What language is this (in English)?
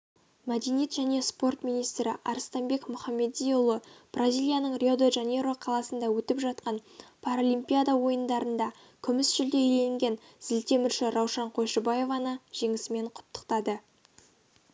Kazakh